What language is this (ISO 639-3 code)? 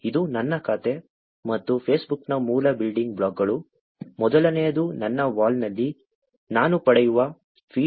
kan